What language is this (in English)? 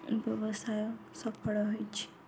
Odia